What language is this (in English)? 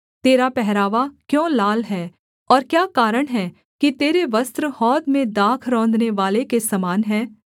Hindi